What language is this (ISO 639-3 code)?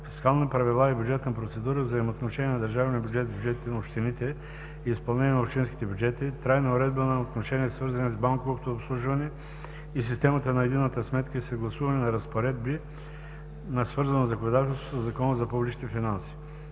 bul